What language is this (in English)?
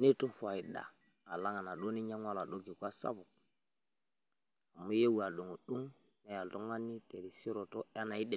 Masai